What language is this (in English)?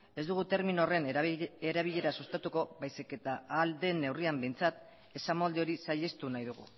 Basque